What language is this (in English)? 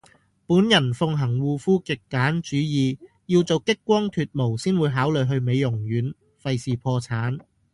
Cantonese